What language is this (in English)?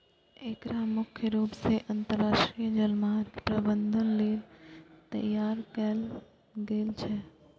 Maithili